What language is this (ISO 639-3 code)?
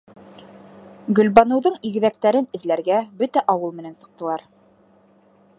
bak